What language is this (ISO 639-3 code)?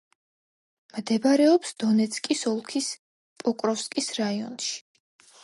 kat